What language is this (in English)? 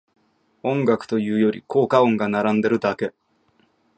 Japanese